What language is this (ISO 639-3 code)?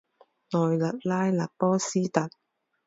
zho